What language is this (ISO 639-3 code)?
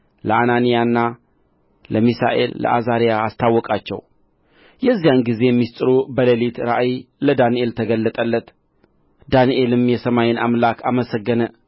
amh